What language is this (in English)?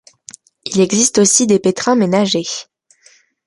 French